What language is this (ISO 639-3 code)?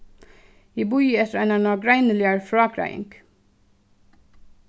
fao